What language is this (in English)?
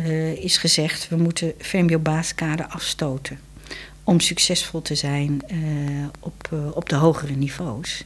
Dutch